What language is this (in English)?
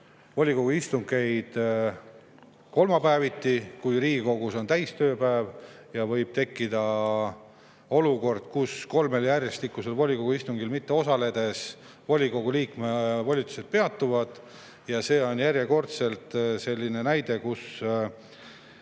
Estonian